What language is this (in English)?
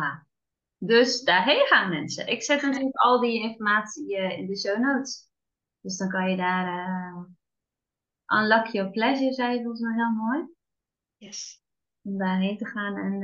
Dutch